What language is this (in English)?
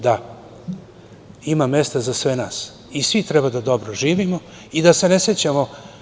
Serbian